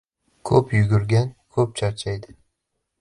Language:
Uzbek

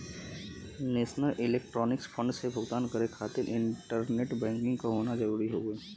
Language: Bhojpuri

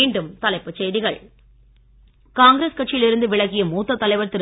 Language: Tamil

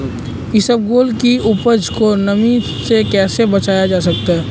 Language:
Hindi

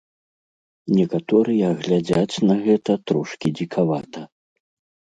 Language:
Belarusian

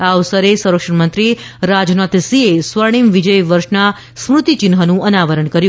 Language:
Gujarati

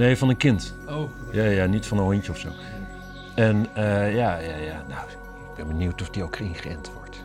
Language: Dutch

